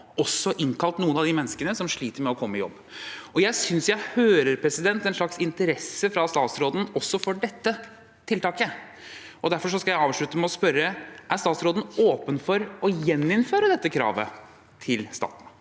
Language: Norwegian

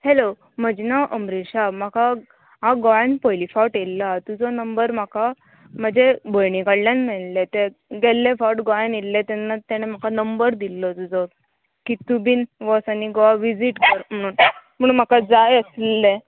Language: Konkani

